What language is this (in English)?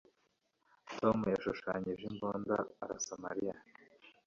Kinyarwanda